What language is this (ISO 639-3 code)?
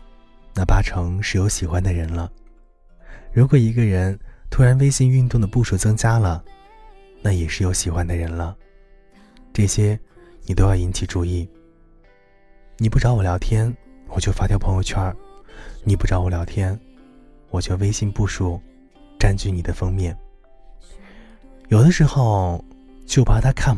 zho